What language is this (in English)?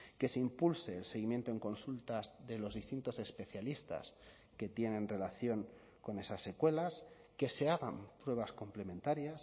Spanish